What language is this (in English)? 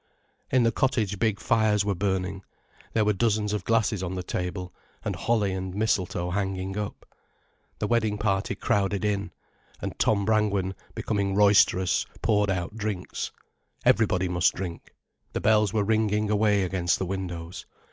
English